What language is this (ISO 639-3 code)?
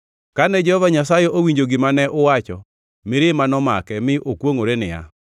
luo